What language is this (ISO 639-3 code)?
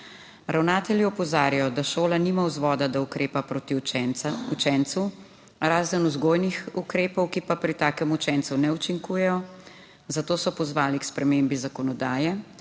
slv